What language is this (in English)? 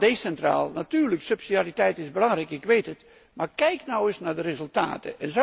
Dutch